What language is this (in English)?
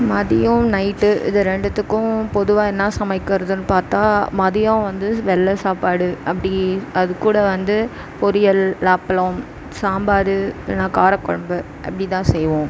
Tamil